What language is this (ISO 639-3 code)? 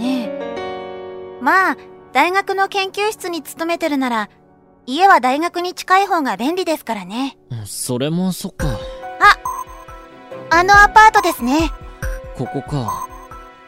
jpn